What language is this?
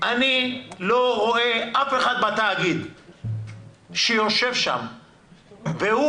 Hebrew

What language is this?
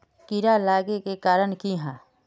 Magahi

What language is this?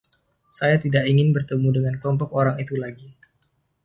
Indonesian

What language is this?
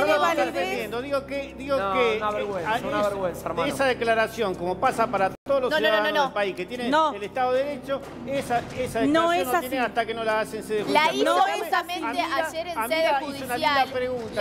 Spanish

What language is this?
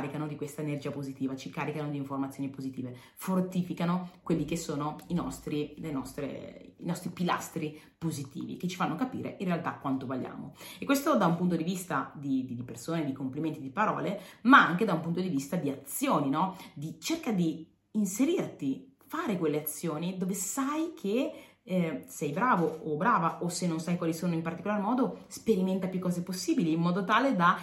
Italian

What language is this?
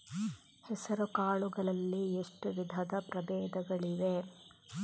Kannada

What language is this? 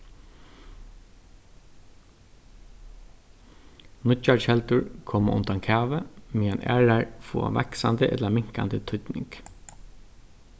Faroese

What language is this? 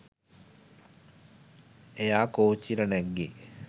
Sinhala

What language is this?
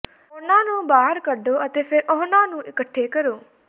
Punjabi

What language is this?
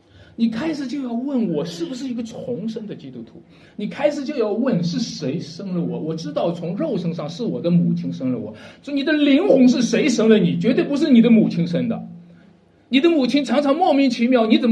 Chinese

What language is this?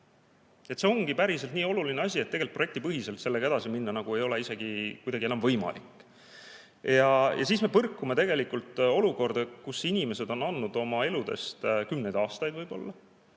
Estonian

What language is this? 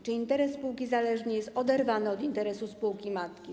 Polish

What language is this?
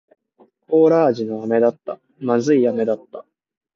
Japanese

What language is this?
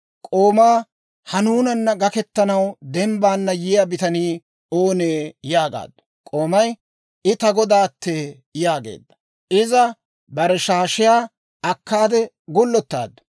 Dawro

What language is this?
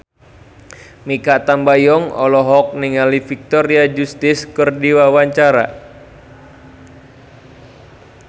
Sundanese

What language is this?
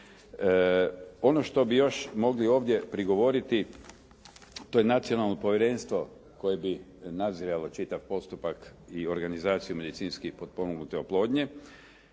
Croatian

